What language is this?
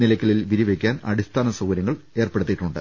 Malayalam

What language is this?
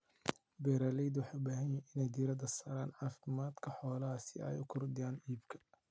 Somali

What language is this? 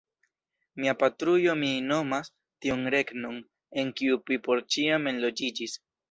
Esperanto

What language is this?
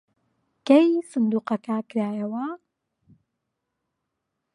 Central Kurdish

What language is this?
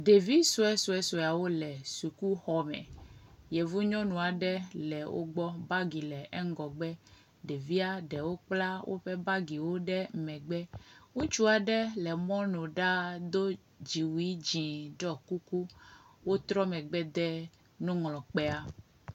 Ewe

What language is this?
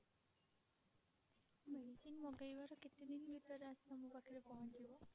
Odia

